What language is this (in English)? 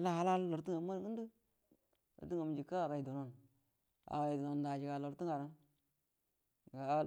Buduma